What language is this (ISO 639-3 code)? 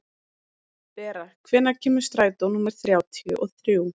isl